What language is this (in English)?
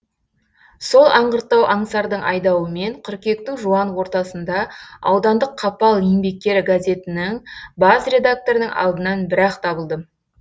Kazakh